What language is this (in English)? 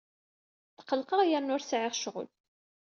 Kabyle